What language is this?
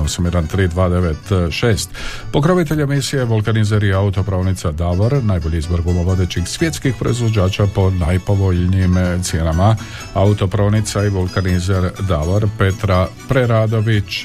Croatian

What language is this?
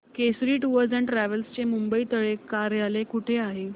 Marathi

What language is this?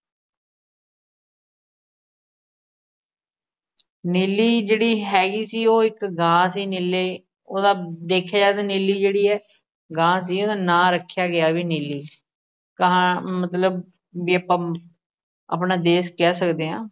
Punjabi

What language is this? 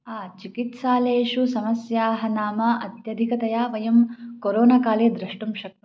Sanskrit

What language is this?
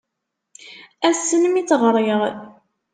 Kabyle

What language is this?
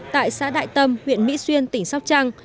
Vietnamese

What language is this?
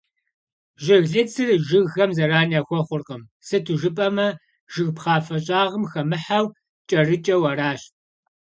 Kabardian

